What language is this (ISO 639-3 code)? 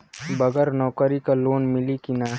bho